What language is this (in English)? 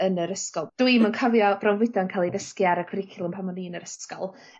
Welsh